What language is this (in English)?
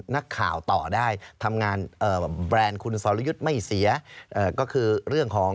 Thai